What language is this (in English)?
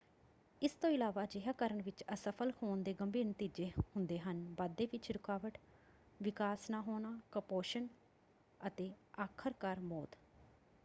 Punjabi